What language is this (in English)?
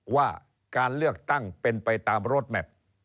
Thai